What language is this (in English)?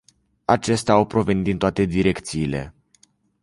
Romanian